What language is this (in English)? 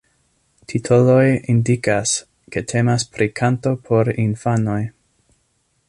Esperanto